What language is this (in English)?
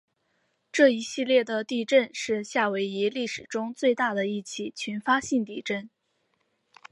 Chinese